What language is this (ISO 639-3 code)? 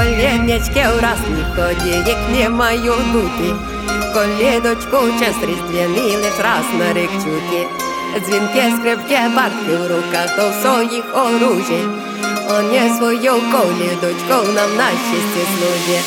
ukr